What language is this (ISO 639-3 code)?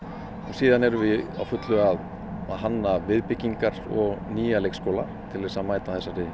isl